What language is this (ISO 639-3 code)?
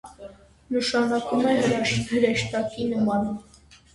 hye